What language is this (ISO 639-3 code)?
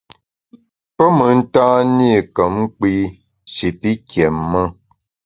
bax